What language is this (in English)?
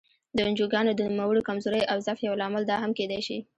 Pashto